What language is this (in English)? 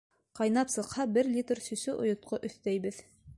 Bashkir